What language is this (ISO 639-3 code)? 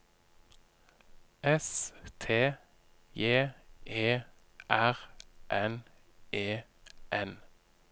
nor